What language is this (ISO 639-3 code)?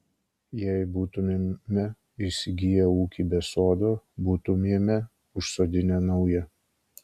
lit